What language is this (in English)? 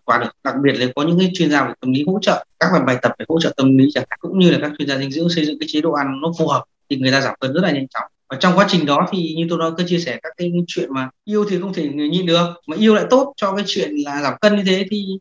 Vietnamese